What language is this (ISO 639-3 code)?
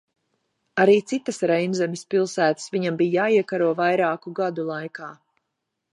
lav